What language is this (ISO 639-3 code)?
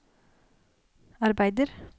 nor